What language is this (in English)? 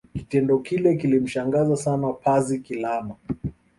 Swahili